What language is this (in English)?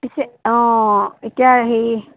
Assamese